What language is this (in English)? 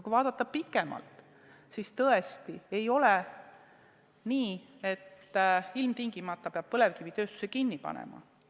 Estonian